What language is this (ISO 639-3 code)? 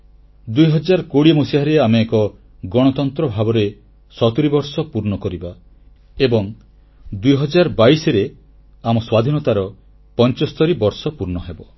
ori